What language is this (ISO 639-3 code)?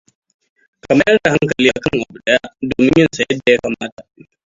hau